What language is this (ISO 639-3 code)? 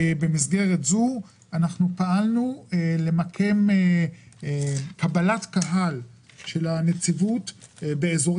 heb